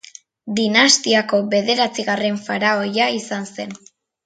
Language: Basque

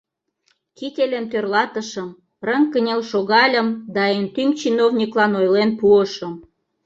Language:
Mari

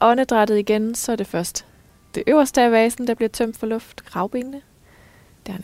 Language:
Danish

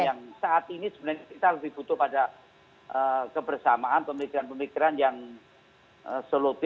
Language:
Indonesian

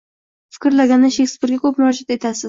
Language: Uzbek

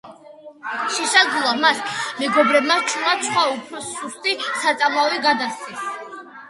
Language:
Georgian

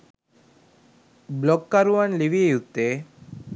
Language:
Sinhala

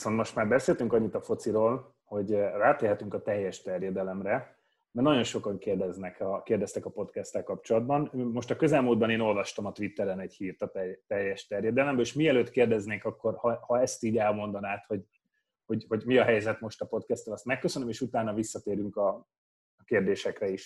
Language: Hungarian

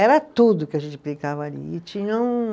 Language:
Portuguese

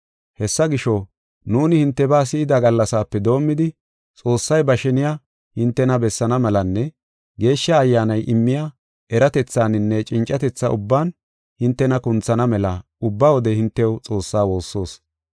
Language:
Gofa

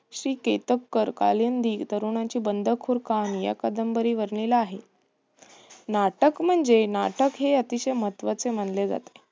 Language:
Marathi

